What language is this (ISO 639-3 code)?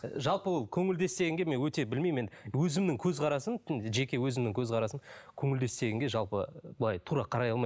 kaz